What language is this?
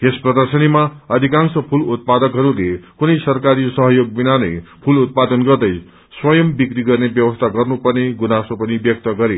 Nepali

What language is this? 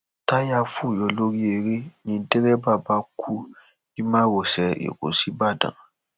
Yoruba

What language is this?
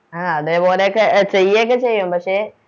Malayalam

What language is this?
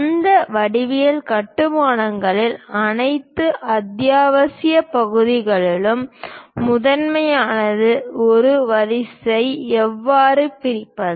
Tamil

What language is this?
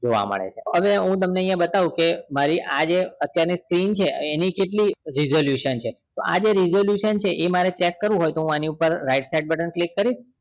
Gujarati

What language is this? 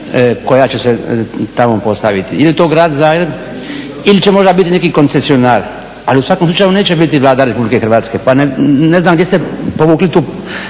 Croatian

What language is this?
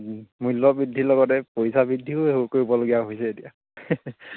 Assamese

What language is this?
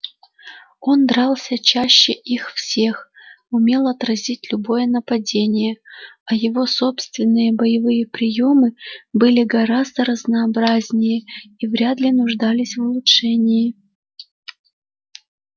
Russian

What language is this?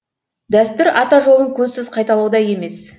Kazakh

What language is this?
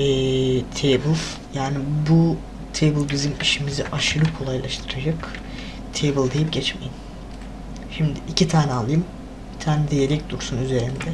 Turkish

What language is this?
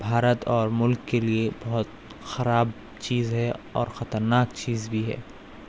Urdu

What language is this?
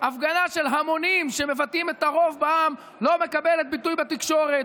Hebrew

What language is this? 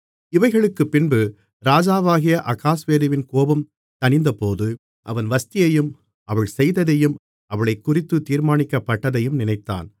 Tamil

